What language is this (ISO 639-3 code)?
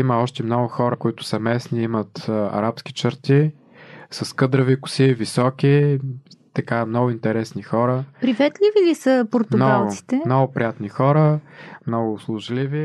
bul